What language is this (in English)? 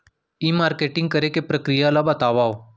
Chhattisgarhi